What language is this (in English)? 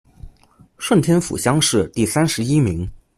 Chinese